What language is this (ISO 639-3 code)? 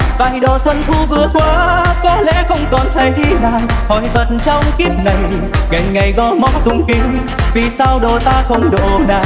vie